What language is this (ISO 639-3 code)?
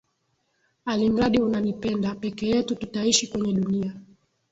swa